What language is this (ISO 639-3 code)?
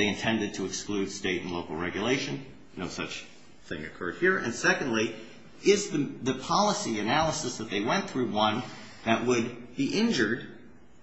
eng